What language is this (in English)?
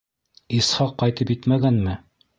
Bashkir